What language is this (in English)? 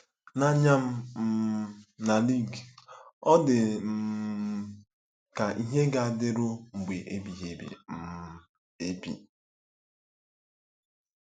Igbo